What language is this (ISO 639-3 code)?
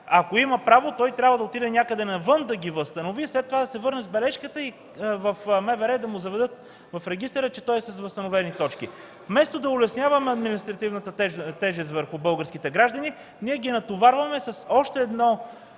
bul